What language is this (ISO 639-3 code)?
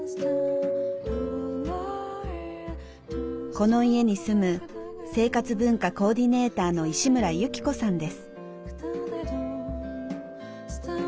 jpn